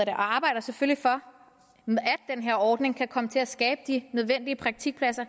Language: Danish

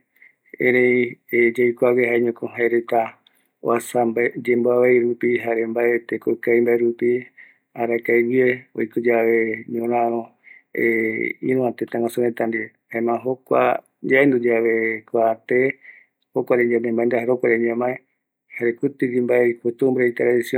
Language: Eastern Bolivian Guaraní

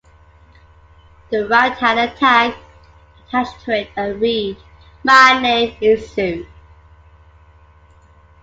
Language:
English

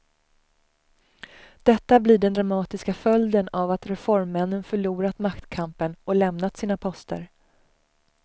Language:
Swedish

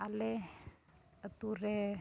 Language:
Santali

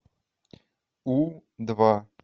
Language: Russian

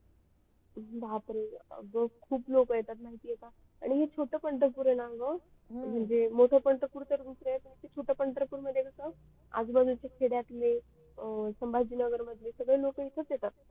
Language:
Marathi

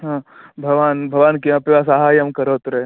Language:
Sanskrit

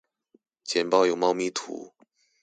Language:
Chinese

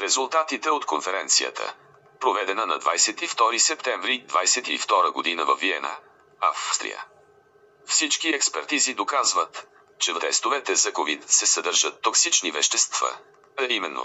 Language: Bulgarian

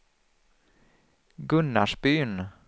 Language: Swedish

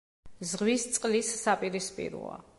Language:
Georgian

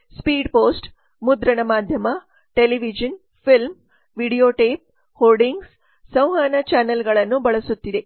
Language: Kannada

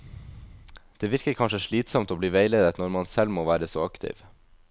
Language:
Norwegian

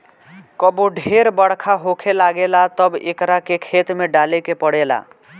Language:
Bhojpuri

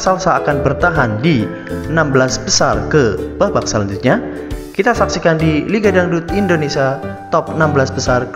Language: Indonesian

